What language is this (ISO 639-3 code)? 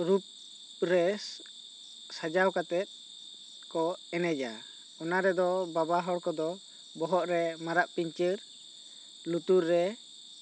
sat